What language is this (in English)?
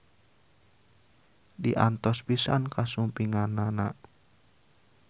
Sundanese